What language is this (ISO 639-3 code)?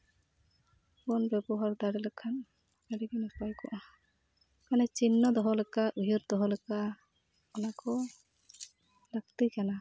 sat